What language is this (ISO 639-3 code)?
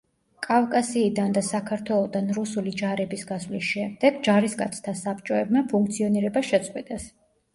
kat